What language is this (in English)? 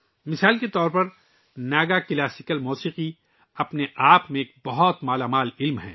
Urdu